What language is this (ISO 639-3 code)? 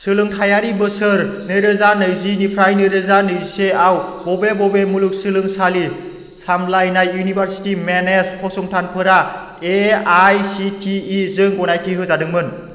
brx